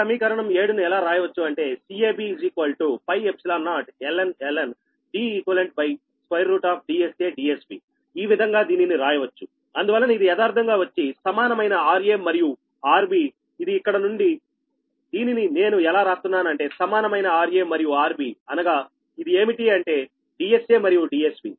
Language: Telugu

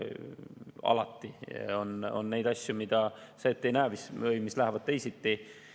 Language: Estonian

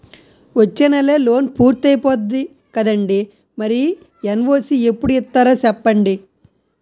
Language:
Telugu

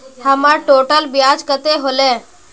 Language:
Magahi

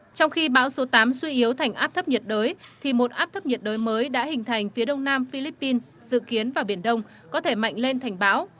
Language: Vietnamese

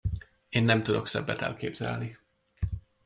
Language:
Hungarian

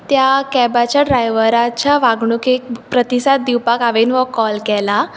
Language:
Konkani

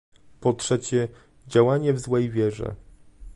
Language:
Polish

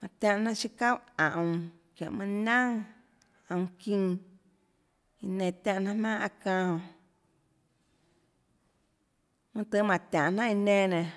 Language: Tlacoatzintepec Chinantec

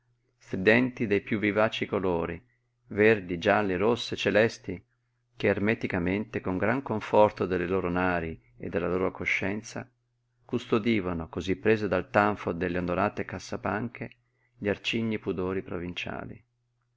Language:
Italian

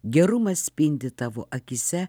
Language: Lithuanian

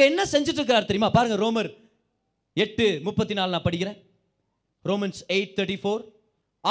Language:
Tamil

